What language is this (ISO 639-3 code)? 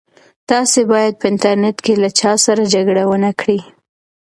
pus